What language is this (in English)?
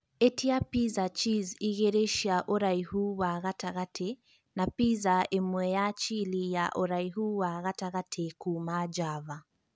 Kikuyu